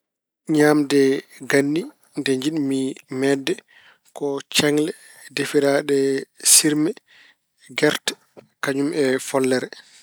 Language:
Fula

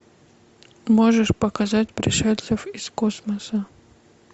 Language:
Russian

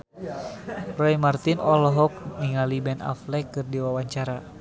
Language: Sundanese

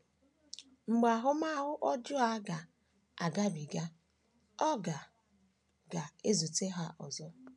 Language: Igbo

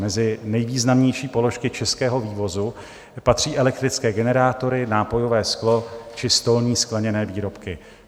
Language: Czech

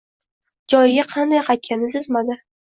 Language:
Uzbek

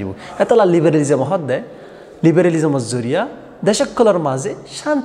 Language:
Turkish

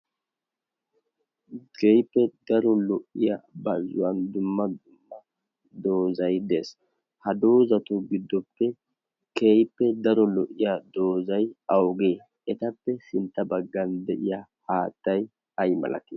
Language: Wolaytta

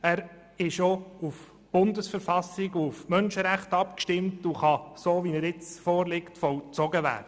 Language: Swiss German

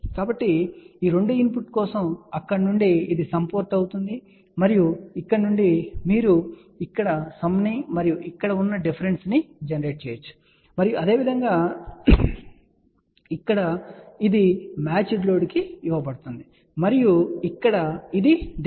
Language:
Telugu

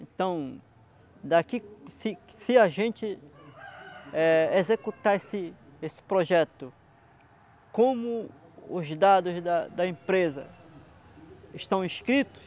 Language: Portuguese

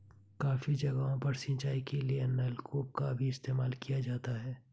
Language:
Hindi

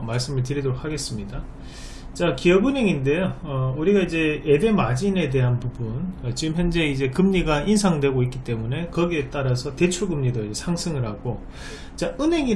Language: Korean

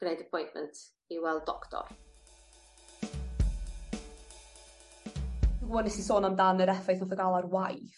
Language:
Welsh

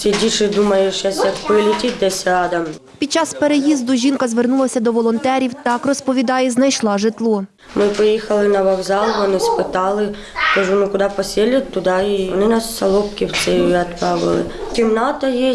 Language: Ukrainian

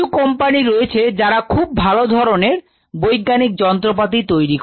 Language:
Bangla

